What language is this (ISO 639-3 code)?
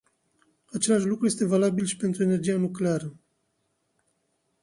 ron